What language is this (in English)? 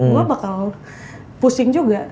Indonesian